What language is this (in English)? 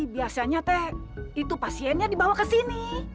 Indonesian